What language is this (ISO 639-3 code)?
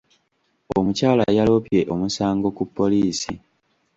lug